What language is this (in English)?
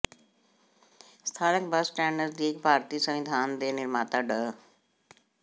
Punjabi